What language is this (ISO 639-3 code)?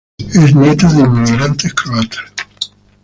spa